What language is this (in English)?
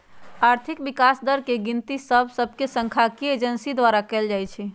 Magahi